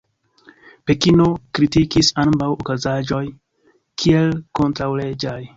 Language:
Esperanto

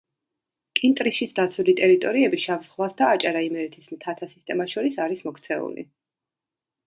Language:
Georgian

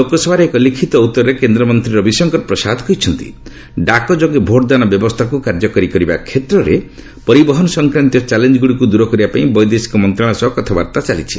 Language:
Odia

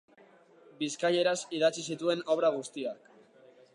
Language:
Basque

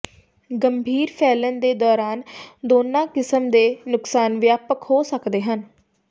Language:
Punjabi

